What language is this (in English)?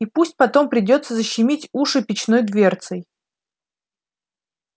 Russian